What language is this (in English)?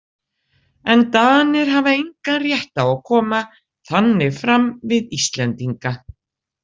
Icelandic